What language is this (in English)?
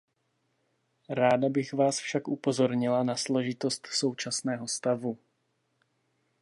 Czech